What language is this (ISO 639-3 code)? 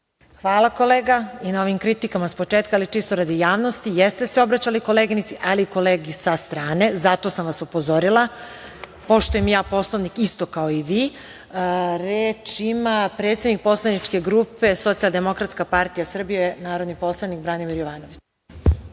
srp